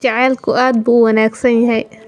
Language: Somali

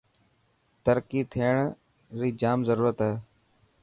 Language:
Dhatki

